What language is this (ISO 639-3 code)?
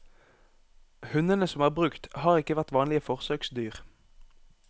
nor